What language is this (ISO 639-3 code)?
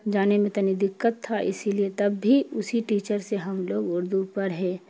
urd